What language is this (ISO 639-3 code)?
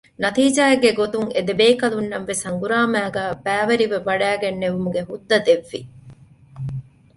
div